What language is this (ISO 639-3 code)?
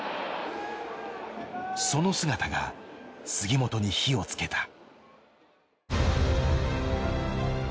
jpn